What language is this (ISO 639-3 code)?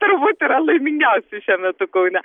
lit